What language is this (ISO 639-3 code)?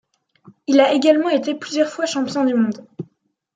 fra